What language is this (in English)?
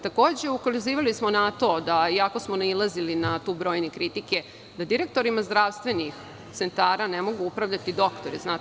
Serbian